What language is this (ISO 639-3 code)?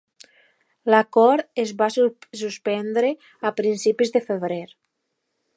cat